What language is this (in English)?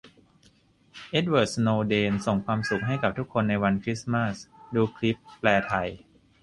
Thai